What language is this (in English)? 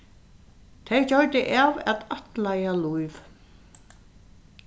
Faroese